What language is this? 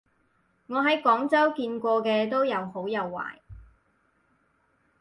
Cantonese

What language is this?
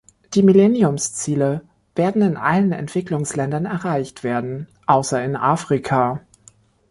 German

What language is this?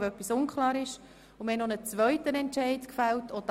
Swiss German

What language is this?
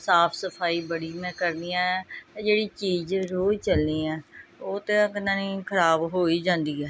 Punjabi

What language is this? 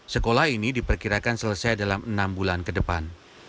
Indonesian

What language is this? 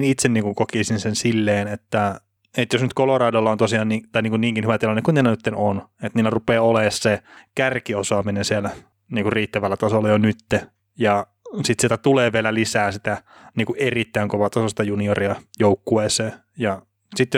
Finnish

